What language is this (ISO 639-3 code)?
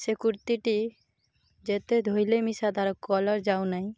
ori